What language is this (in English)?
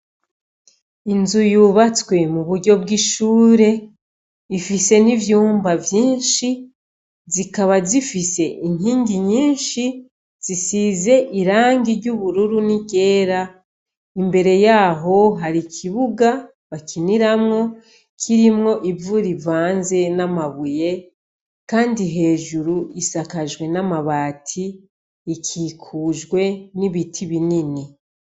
Rundi